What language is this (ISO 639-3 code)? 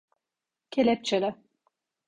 tur